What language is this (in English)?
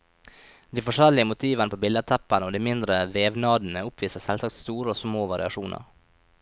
Norwegian